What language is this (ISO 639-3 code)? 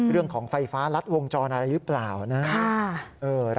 tha